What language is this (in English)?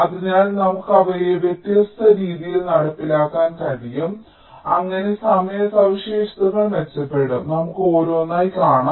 Malayalam